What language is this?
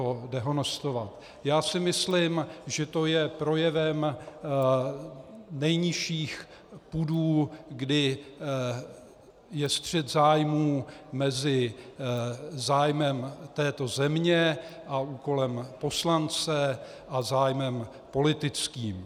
Czech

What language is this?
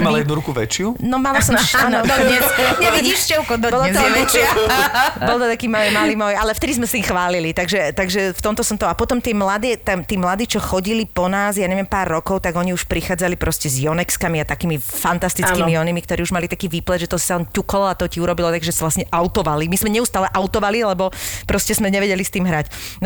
Slovak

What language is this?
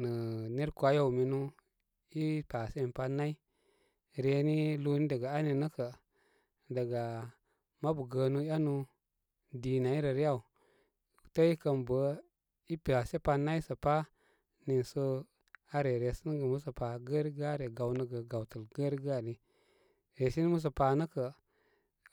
Koma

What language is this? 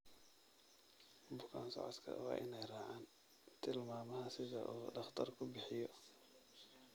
Somali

